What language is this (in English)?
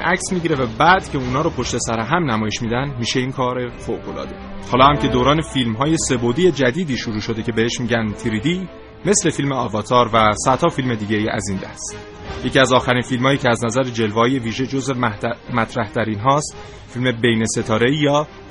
Persian